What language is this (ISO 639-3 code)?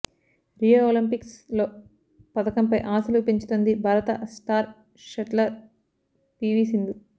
tel